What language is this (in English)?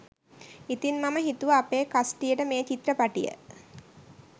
Sinhala